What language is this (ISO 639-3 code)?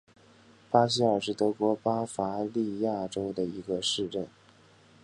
zho